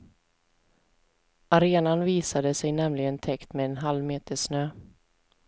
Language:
Swedish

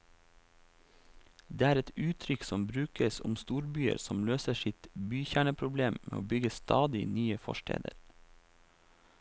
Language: Norwegian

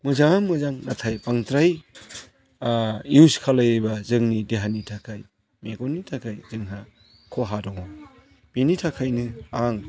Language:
Bodo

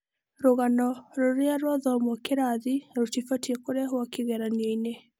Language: Kikuyu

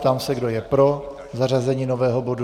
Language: Czech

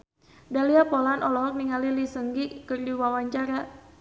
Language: Sundanese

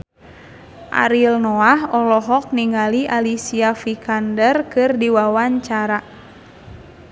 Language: Sundanese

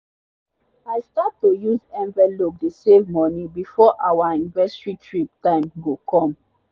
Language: Nigerian Pidgin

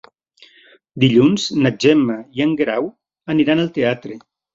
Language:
Catalan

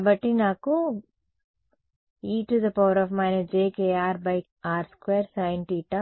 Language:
Telugu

